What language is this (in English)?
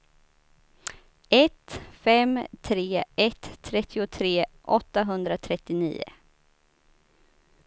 Swedish